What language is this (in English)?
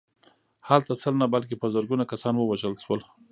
Pashto